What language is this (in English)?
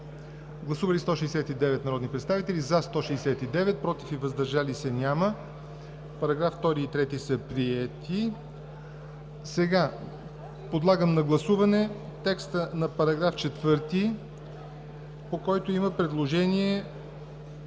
Bulgarian